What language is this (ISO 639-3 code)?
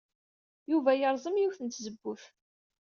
kab